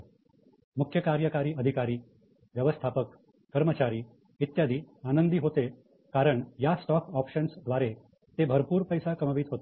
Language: Marathi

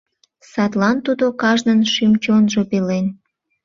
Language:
Mari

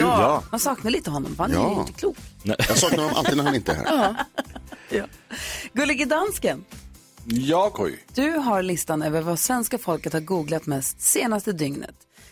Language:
Swedish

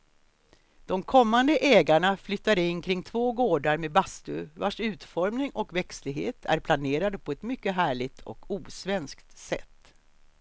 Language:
Swedish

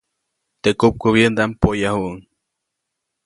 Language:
Copainalá Zoque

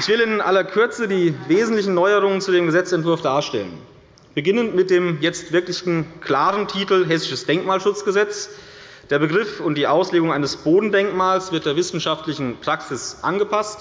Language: German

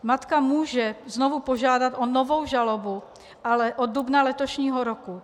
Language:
Czech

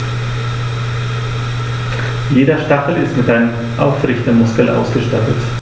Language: German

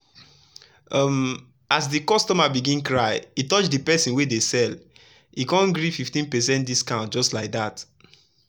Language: Nigerian Pidgin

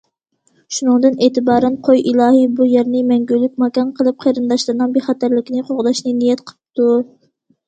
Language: Uyghur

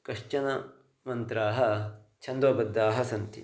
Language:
Sanskrit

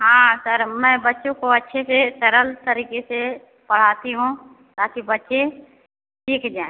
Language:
Hindi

